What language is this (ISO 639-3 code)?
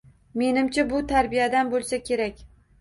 uzb